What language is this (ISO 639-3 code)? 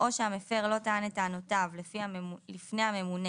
heb